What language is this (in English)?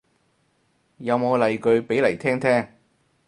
Cantonese